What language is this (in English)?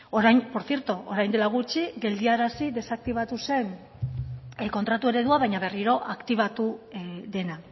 Basque